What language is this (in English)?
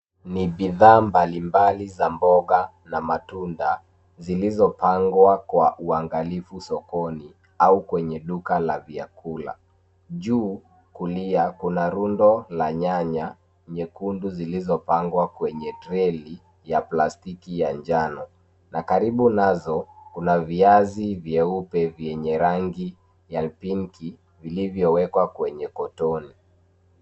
Swahili